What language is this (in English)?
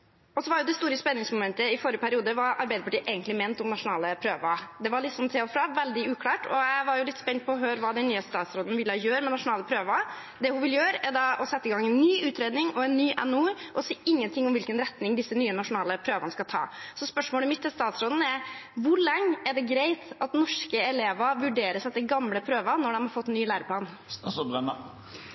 Norwegian Bokmål